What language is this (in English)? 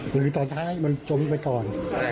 Thai